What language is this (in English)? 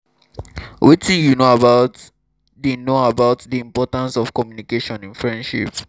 Nigerian Pidgin